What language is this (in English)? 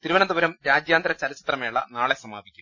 Malayalam